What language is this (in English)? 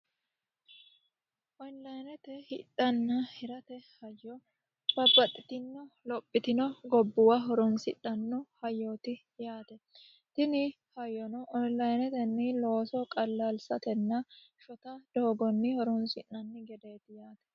Sidamo